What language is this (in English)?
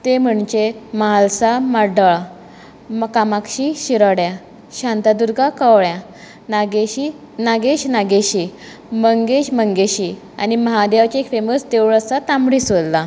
Konkani